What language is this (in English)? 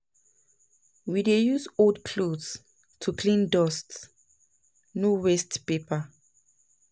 Nigerian Pidgin